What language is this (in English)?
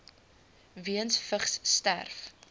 Afrikaans